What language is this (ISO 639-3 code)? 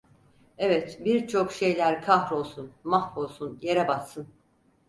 tur